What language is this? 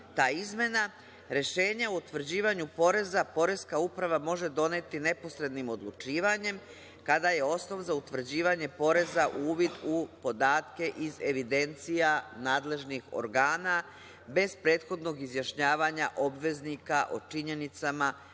Serbian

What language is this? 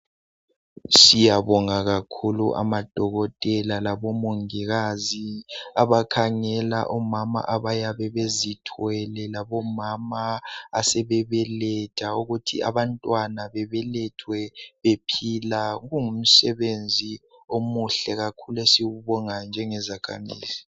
North Ndebele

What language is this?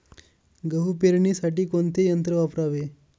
Marathi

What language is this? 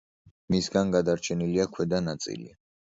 Georgian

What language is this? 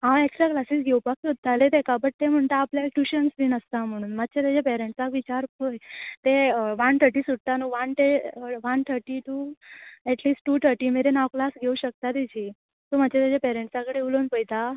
Konkani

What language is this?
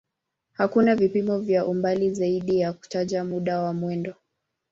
Swahili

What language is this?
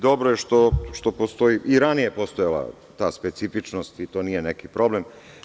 Serbian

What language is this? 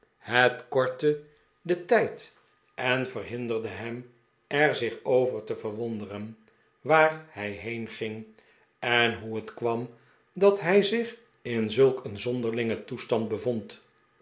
Dutch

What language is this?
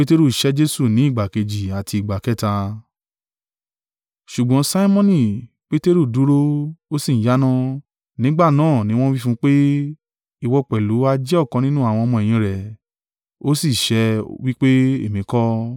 Yoruba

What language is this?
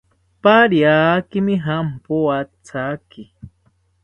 South Ucayali Ashéninka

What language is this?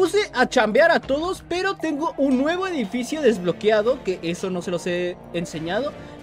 Spanish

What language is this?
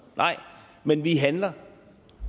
Danish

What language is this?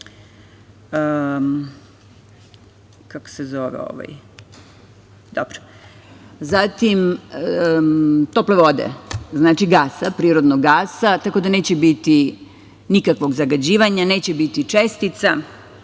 Serbian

